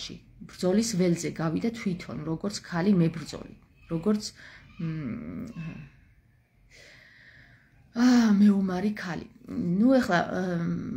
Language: Romanian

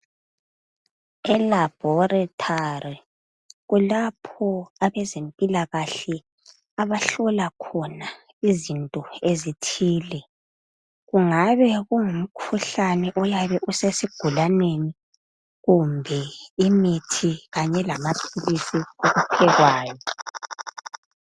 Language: North Ndebele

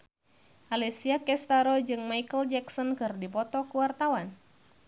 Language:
Sundanese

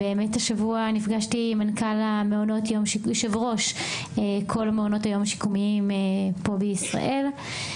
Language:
Hebrew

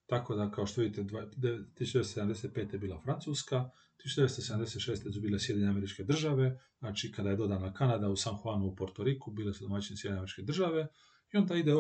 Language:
Croatian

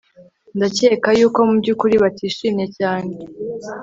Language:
Kinyarwanda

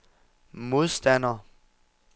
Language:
Danish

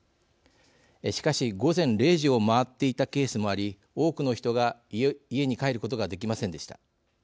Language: Japanese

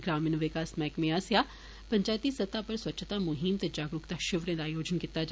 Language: Dogri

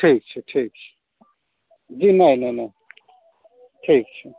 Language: Maithili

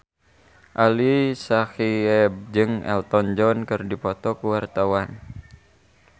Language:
Sundanese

